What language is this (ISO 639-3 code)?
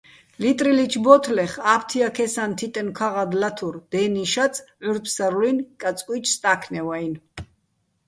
bbl